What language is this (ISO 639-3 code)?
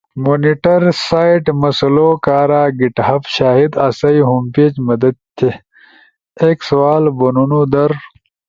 ush